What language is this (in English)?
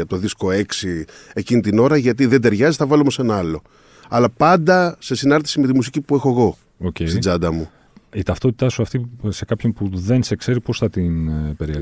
Greek